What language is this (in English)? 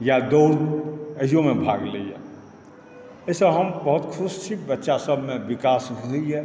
Maithili